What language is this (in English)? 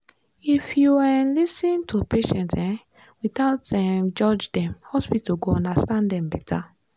Nigerian Pidgin